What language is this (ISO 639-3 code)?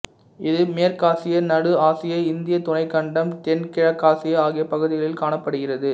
tam